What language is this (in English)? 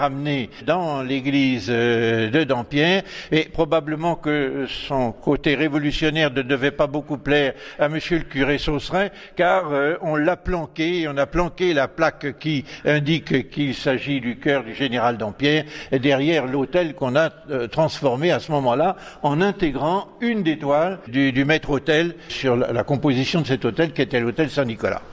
French